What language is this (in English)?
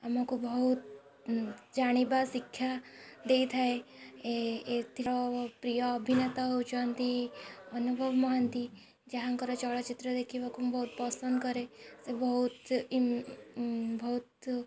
Odia